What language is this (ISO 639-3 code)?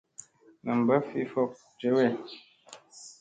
mse